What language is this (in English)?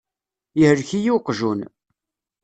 Kabyle